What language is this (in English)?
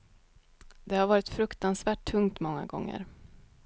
Swedish